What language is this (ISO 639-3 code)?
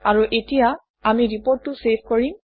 asm